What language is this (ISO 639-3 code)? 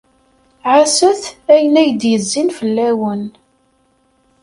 kab